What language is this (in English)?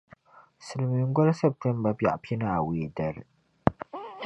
Dagbani